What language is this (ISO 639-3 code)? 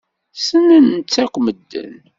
kab